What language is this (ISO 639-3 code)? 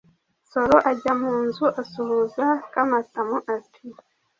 kin